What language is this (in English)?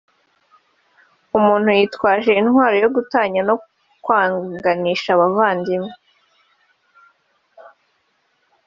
Kinyarwanda